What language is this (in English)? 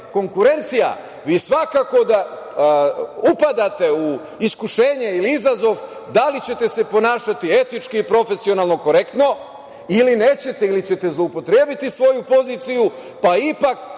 Serbian